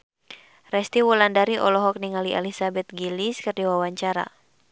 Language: Sundanese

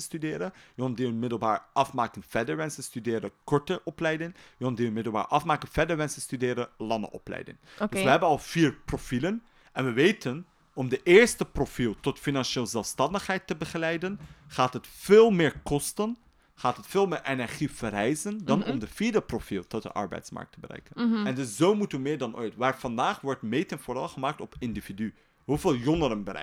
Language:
Dutch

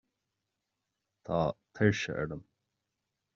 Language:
Irish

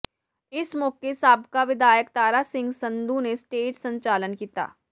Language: Punjabi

